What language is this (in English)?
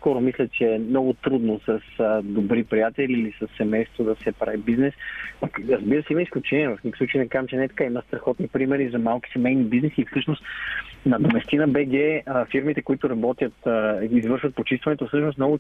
Bulgarian